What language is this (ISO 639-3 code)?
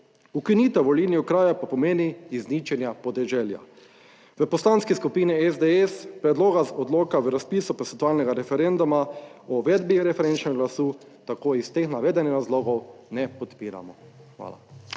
slv